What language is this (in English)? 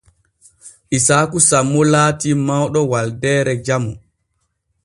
Borgu Fulfulde